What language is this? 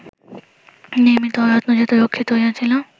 Bangla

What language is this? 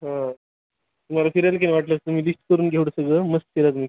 Marathi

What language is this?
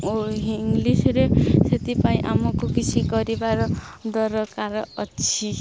Odia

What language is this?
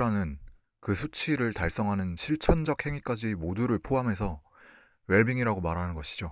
Korean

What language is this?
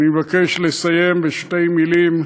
Hebrew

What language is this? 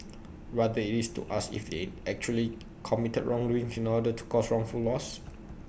English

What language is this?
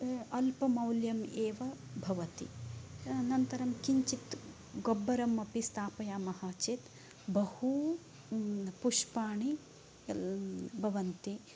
Sanskrit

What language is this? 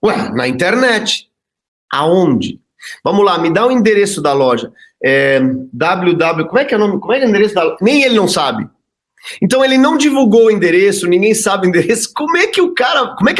Portuguese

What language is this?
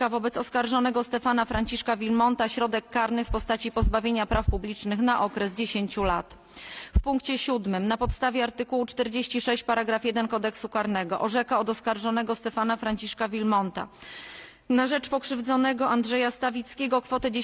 Polish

